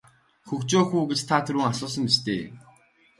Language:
Mongolian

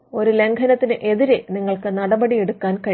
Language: Malayalam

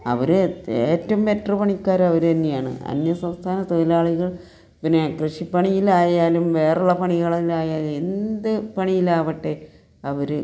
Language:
Malayalam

